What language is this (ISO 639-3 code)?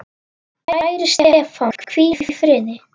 isl